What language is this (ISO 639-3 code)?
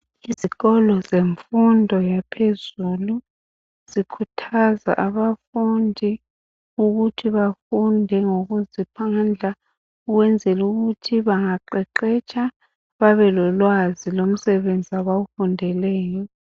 nde